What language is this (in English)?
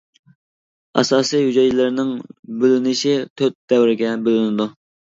Uyghur